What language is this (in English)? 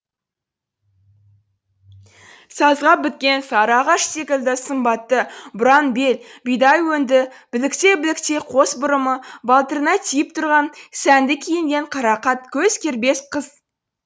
Kazakh